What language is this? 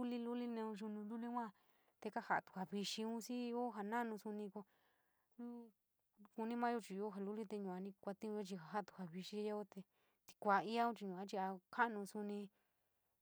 San Miguel El Grande Mixtec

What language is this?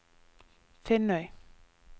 Norwegian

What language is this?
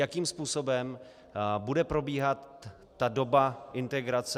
Czech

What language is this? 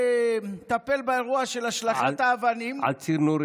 Hebrew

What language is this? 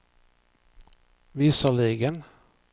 Swedish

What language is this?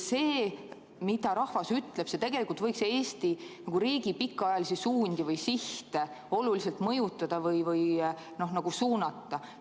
Estonian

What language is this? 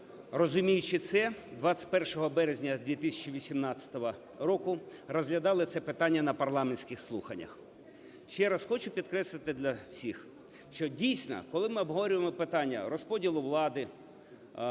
Ukrainian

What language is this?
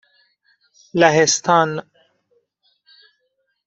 Persian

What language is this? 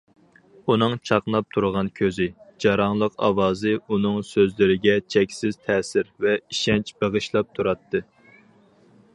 Uyghur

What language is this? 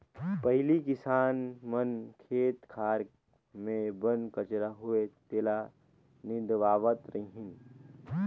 Chhattisgarhi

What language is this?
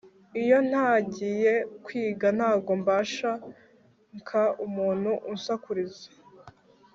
Kinyarwanda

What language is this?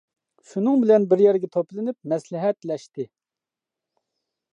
Uyghur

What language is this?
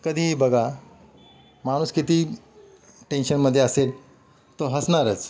Marathi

